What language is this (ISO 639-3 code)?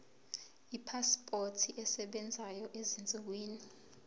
zul